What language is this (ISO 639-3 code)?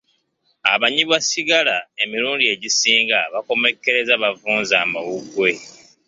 lug